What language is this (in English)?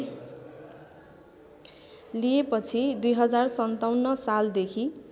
Nepali